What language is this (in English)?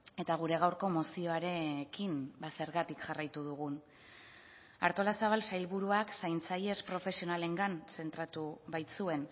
Basque